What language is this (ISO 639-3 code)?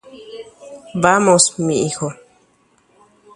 grn